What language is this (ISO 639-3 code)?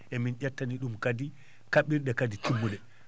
ful